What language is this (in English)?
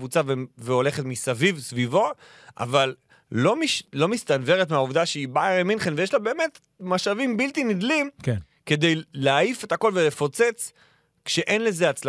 Hebrew